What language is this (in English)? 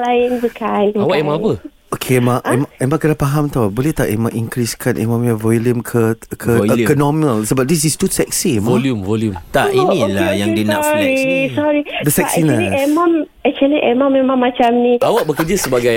Malay